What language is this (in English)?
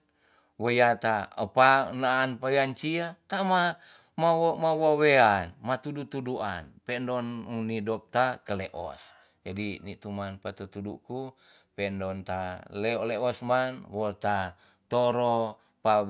Tonsea